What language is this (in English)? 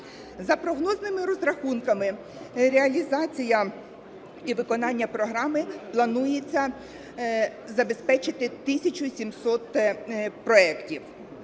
Ukrainian